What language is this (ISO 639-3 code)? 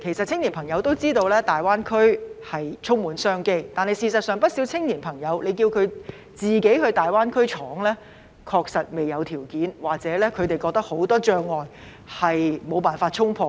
yue